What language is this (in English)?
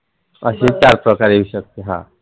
Marathi